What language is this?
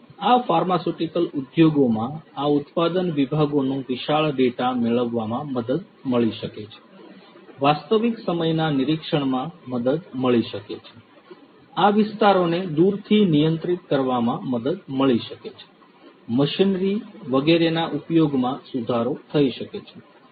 Gujarati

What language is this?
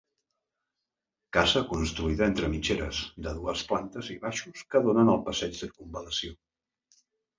Catalan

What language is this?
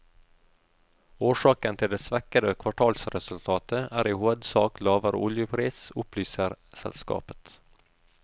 Norwegian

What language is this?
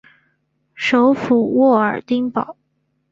Chinese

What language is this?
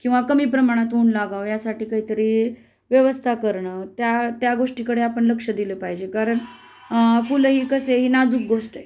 Marathi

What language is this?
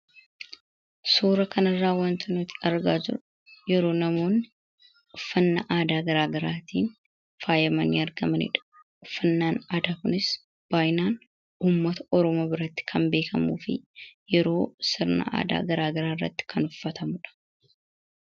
Oromo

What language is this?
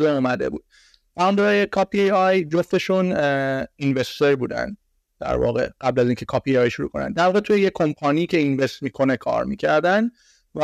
Persian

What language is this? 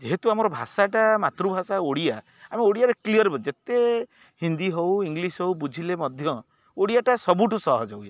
Odia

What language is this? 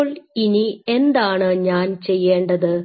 Malayalam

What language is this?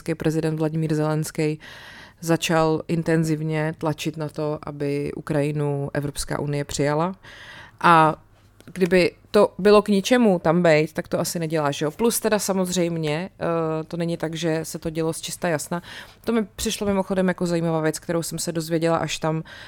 Czech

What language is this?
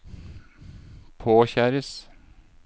Norwegian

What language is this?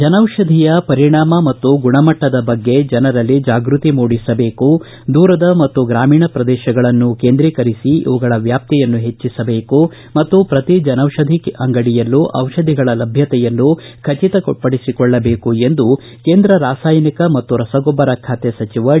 Kannada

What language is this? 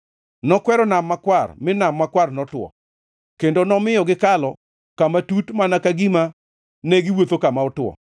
Luo (Kenya and Tanzania)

